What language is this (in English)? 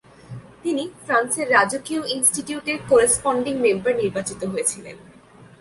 Bangla